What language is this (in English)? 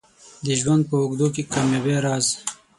Pashto